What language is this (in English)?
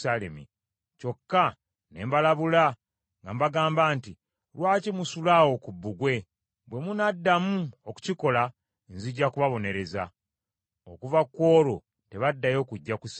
Ganda